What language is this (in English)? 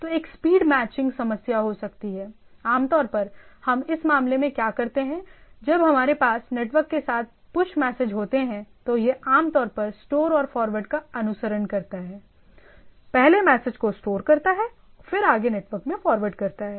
Hindi